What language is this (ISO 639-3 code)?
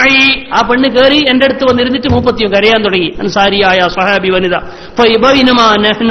ara